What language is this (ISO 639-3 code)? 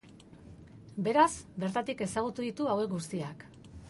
eus